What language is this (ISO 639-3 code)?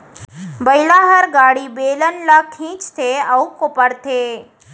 hne